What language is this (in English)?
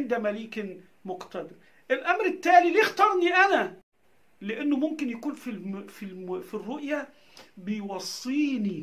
Arabic